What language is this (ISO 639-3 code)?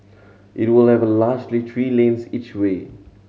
eng